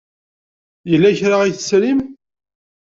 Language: Kabyle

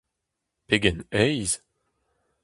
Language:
Breton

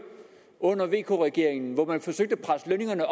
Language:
Danish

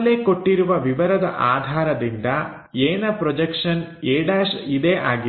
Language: Kannada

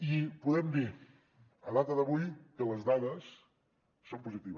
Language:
Catalan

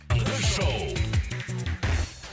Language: Kazakh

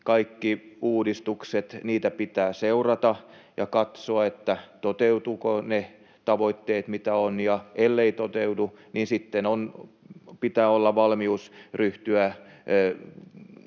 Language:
Finnish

